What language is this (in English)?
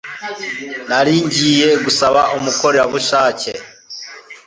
Kinyarwanda